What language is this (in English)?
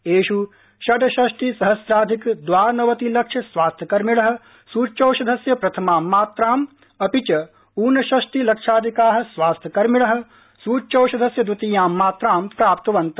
Sanskrit